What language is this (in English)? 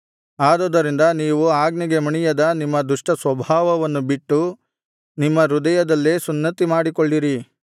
Kannada